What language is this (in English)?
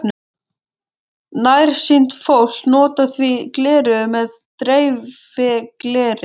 Icelandic